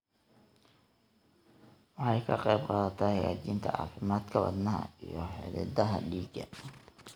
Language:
Somali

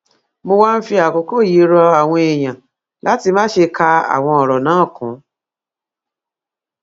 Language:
Yoruba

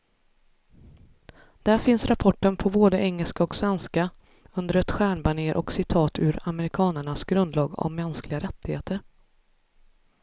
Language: Swedish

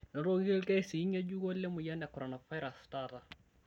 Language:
Masai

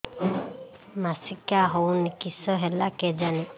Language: Odia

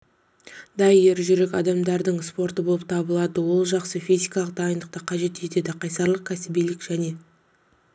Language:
Kazakh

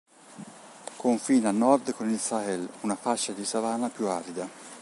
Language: Italian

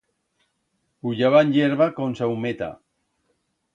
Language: Aragonese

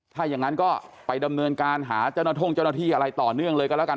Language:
Thai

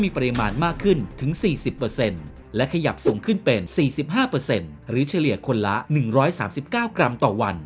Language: Thai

